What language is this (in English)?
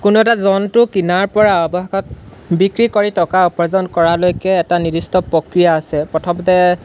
Assamese